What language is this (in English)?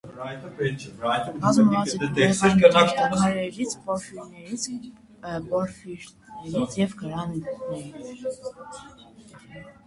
Armenian